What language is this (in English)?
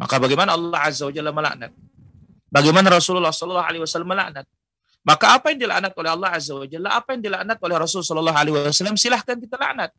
Indonesian